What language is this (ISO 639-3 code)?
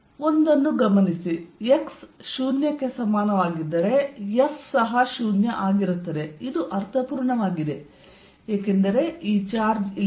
kan